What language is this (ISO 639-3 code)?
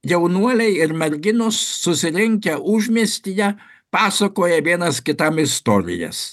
lit